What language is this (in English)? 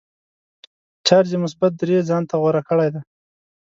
Pashto